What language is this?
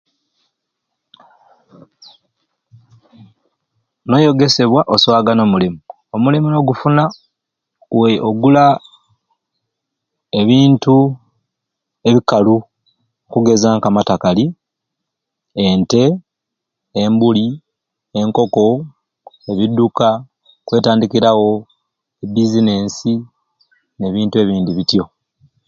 Ruuli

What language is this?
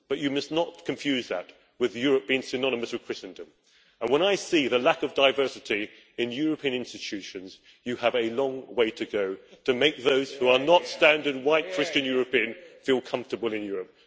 English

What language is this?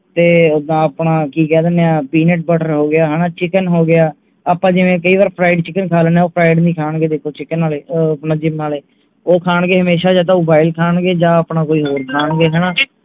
Punjabi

